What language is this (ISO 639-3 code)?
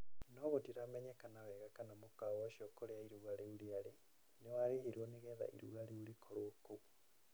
kik